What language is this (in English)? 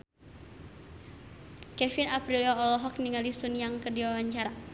Sundanese